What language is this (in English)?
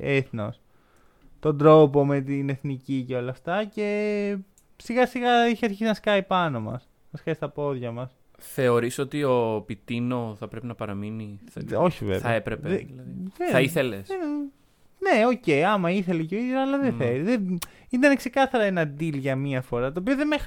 Greek